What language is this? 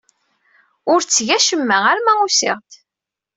Kabyle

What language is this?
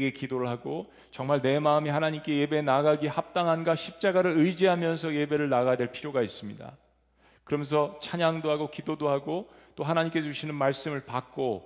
Korean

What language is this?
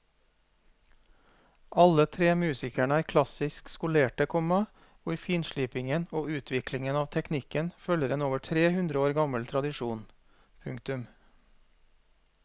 Norwegian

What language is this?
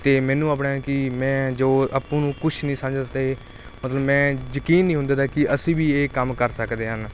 Punjabi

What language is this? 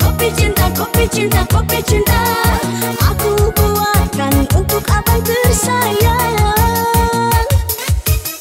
Romanian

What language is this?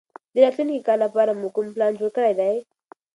Pashto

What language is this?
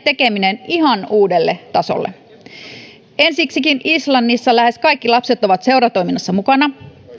Finnish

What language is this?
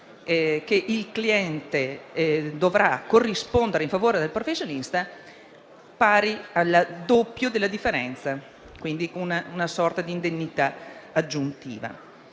Italian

